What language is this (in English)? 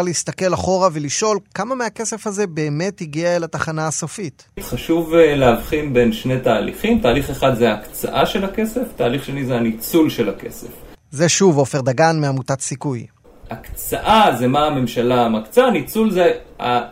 Hebrew